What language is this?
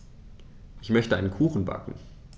German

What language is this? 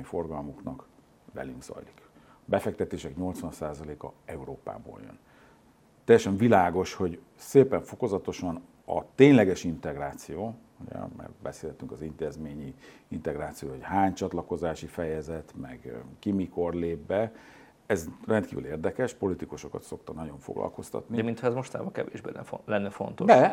Hungarian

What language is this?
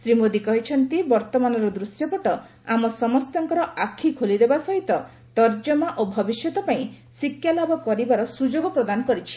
Odia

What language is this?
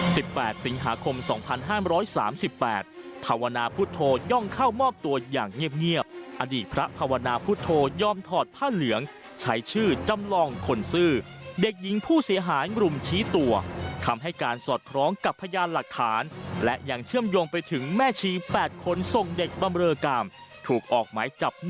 Thai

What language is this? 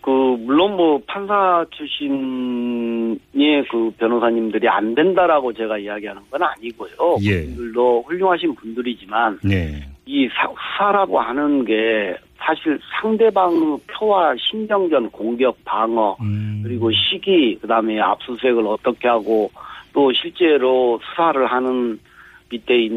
Korean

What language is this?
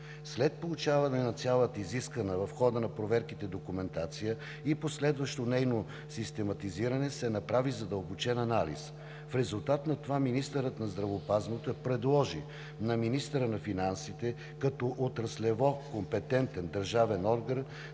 Bulgarian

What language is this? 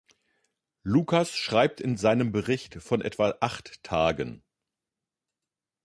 German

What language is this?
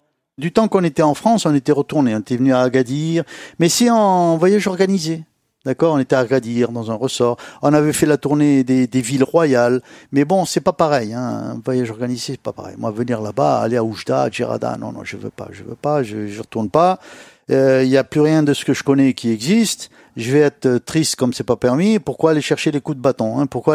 French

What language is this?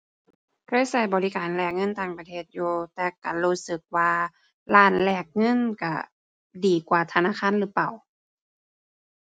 Thai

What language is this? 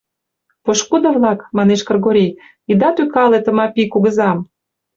Mari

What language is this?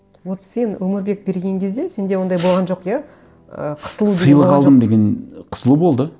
Kazakh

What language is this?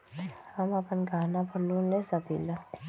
Magahi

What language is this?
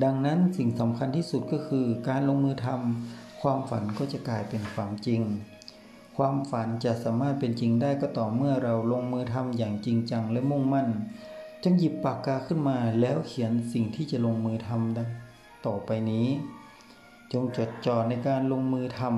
Thai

